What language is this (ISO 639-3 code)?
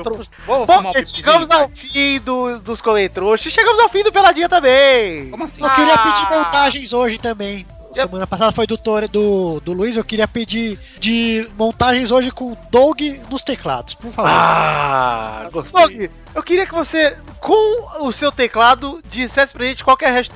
por